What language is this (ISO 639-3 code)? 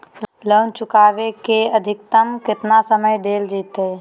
mag